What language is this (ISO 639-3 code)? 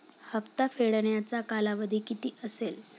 mar